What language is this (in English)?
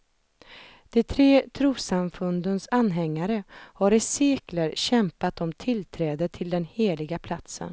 Swedish